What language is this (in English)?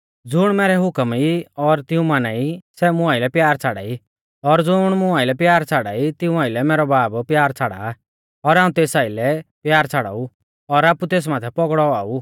Mahasu Pahari